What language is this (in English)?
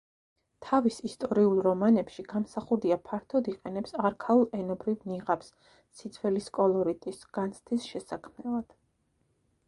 Georgian